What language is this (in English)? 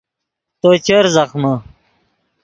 Yidgha